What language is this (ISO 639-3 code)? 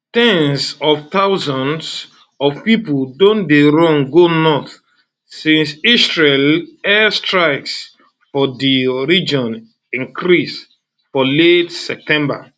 pcm